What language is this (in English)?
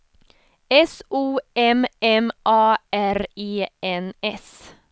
Swedish